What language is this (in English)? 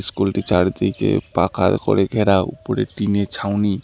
Bangla